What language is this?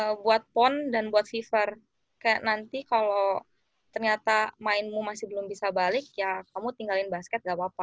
Indonesian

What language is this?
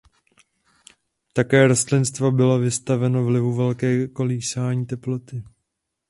Czech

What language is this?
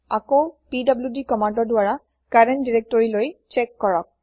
Assamese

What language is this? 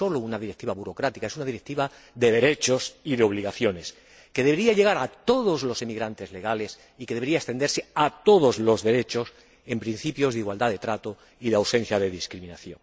Spanish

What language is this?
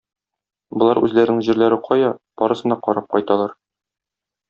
Tatar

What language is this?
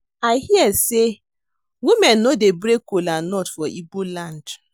Nigerian Pidgin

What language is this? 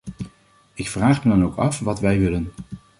Dutch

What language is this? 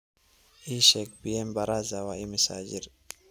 Somali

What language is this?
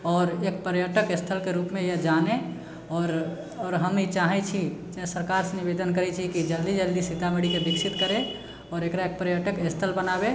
Maithili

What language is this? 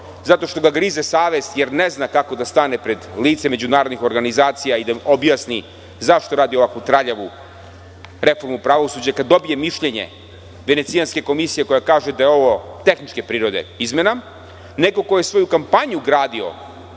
Serbian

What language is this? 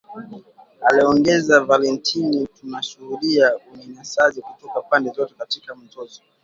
Swahili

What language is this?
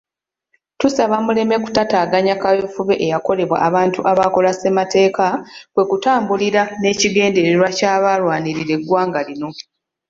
Ganda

